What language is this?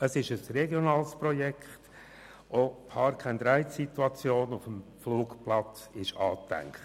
Swiss German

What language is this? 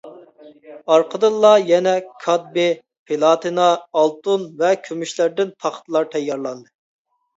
Uyghur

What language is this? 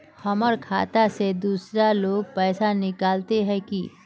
Magahi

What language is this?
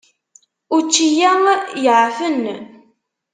Kabyle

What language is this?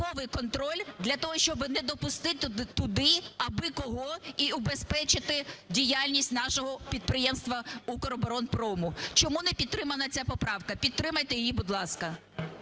Ukrainian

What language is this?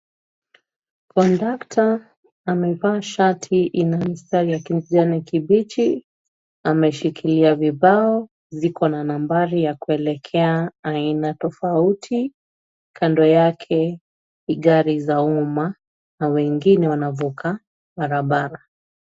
Swahili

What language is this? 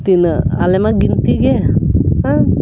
Santali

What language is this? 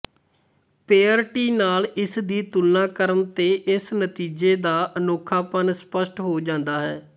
Punjabi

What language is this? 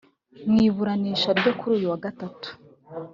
Kinyarwanda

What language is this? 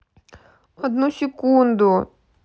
Russian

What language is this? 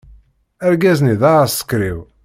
Kabyle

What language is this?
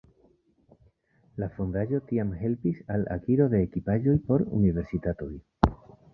Esperanto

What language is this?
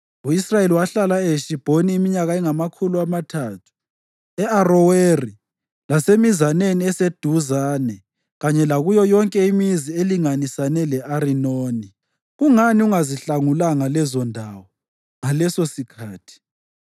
North Ndebele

